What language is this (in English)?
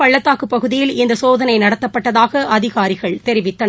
Tamil